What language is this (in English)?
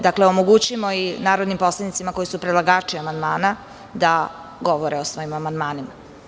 Serbian